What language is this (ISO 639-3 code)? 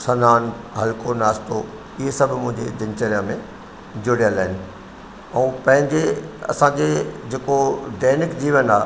snd